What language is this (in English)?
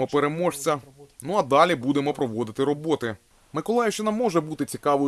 Ukrainian